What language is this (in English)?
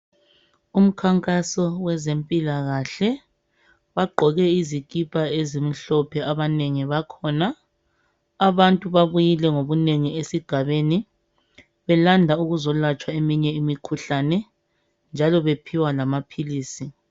North Ndebele